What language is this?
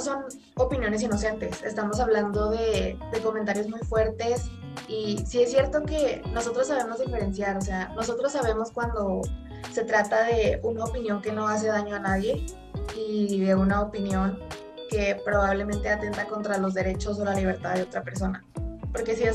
Spanish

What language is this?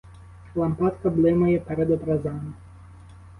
Ukrainian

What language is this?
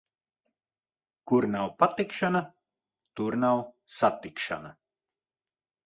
Latvian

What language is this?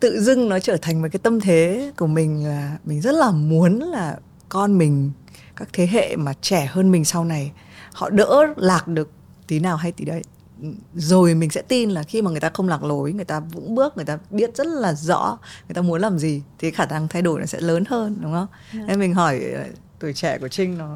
Vietnamese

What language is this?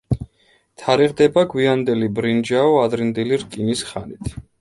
Georgian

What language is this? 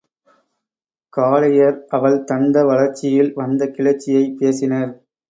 Tamil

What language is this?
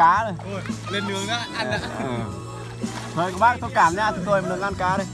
Vietnamese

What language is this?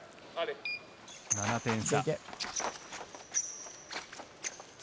Japanese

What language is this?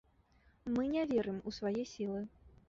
Belarusian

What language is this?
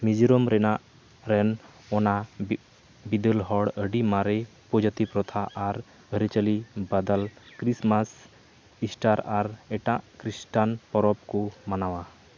Santali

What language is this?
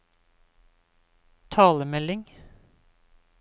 Norwegian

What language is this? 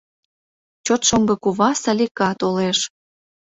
Mari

